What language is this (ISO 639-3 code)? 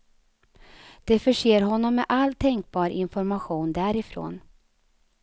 swe